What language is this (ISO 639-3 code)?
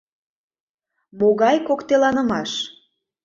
chm